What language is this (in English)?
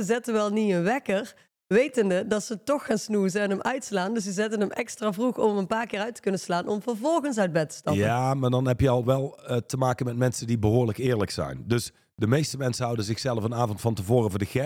Dutch